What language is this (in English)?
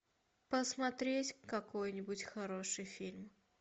Russian